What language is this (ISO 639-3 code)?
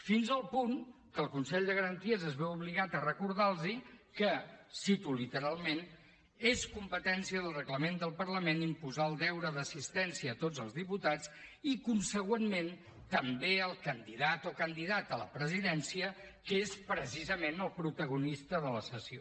cat